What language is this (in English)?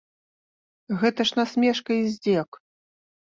Belarusian